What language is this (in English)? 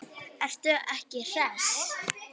Icelandic